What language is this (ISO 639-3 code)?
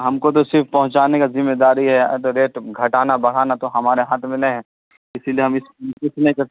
urd